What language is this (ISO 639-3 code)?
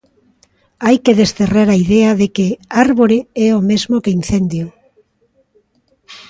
glg